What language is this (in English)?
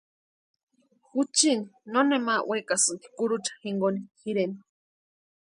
Western Highland Purepecha